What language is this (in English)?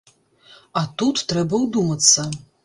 Belarusian